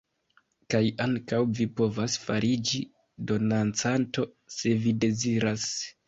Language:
Esperanto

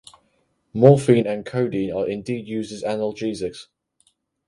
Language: English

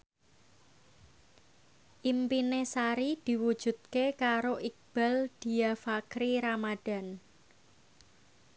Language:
Javanese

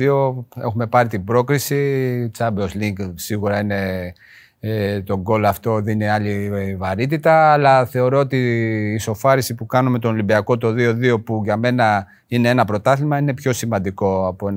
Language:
Greek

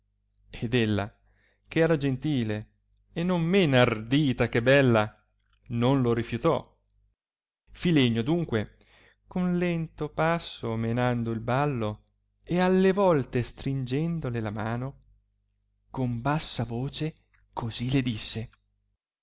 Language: Italian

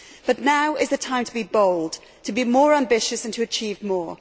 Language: English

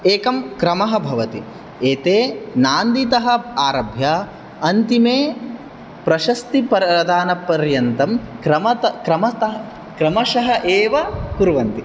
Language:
Sanskrit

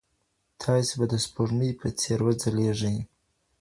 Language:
Pashto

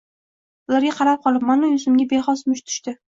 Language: Uzbek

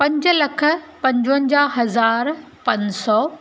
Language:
Sindhi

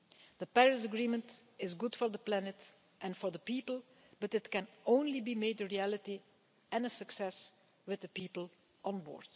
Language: English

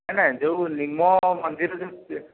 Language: Odia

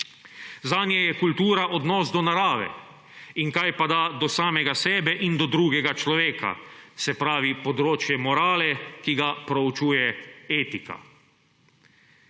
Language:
Slovenian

